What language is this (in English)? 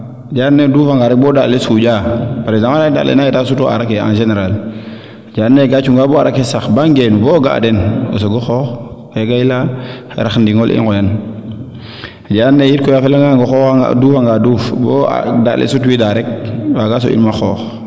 Serer